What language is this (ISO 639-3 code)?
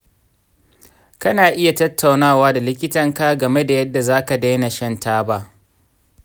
hau